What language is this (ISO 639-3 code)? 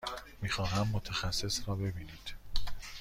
fas